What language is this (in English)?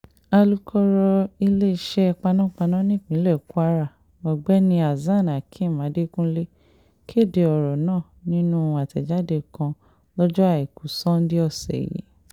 Yoruba